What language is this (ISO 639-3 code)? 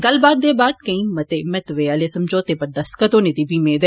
doi